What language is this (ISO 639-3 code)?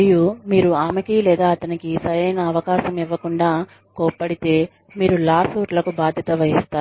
tel